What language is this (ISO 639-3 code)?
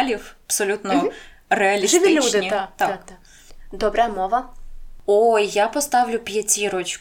ukr